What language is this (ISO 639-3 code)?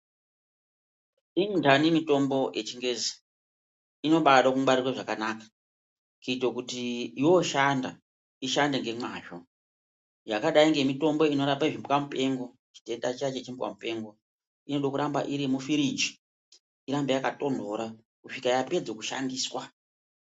ndc